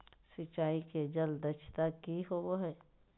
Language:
Magahi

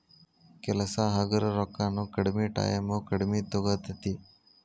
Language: Kannada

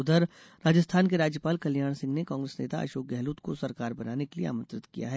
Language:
Hindi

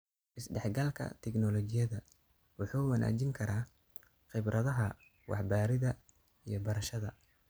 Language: Somali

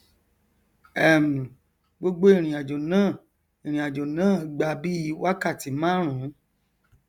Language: Yoruba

